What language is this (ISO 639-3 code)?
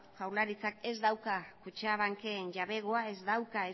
eus